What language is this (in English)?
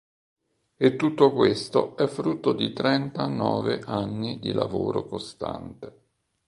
Italian